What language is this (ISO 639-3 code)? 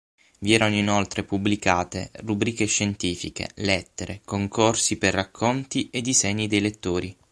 ita